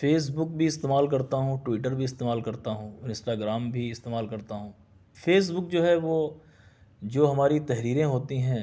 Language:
Urdu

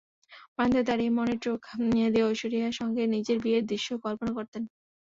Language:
Bangla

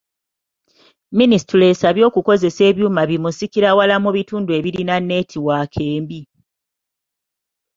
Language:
Ganda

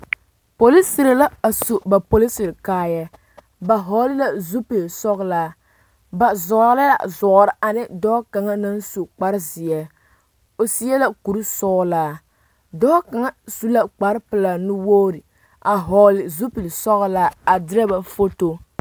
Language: Southern Dagaare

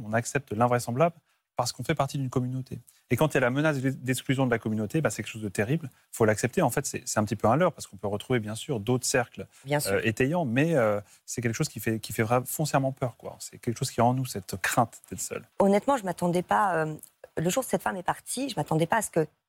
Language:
French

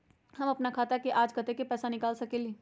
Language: Magahi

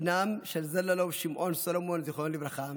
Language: Hebrew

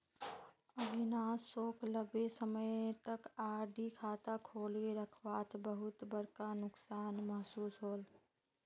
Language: Magahi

